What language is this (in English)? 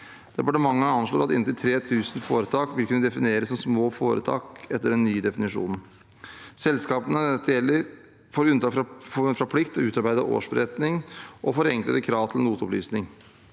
Norwegian